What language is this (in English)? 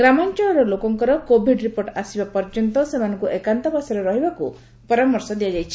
Odia